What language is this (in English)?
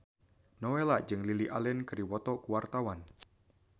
Sundanese